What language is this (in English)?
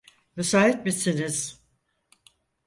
Turkish